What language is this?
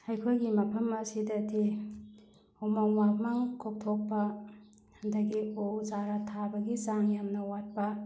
Manipuri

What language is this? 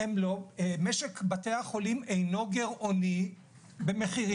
Hebrew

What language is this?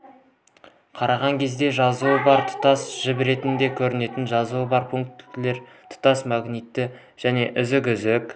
Kazakh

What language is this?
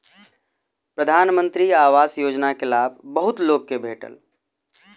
Maithili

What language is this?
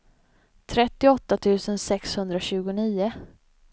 Swedish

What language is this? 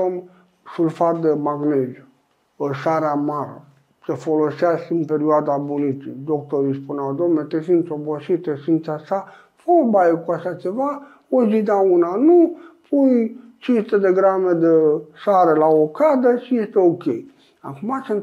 Romanian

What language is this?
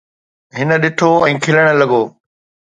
Sindhi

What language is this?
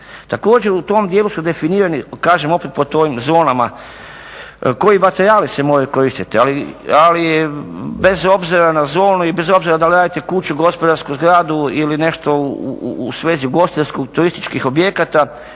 Croatian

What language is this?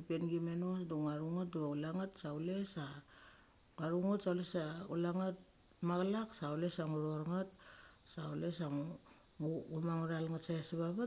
Mali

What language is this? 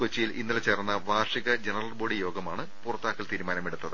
Malayalam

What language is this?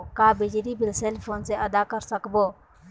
Chhattisgarhi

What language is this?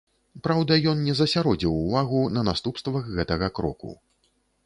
Belarusian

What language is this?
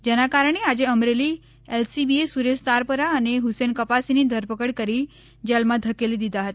Gujarati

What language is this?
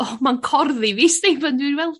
Welsh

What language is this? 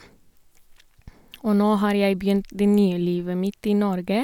Norwegian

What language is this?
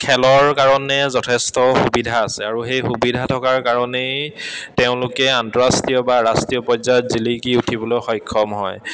Assamese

